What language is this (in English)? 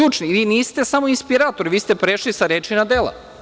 Serbian